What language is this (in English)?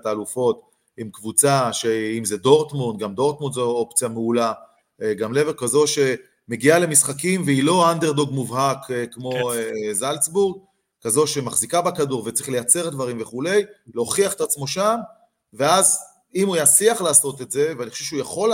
Hebrew